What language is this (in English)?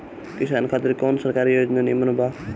Bhojpuri